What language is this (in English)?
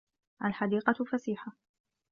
Arabic